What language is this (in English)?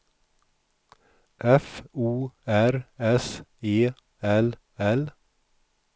Swedish